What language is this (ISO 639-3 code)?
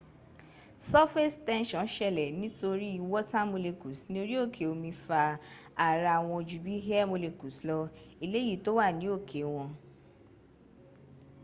yor